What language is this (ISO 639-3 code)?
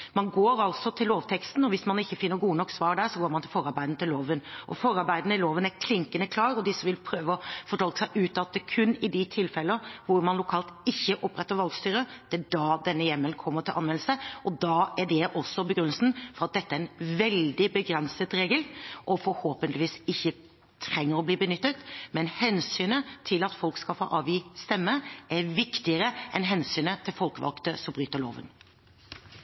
nob